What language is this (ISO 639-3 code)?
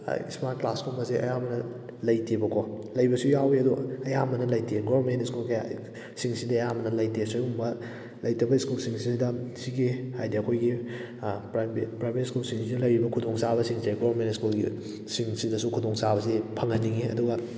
mni